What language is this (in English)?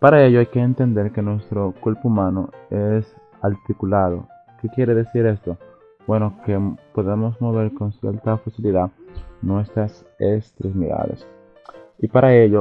Spanish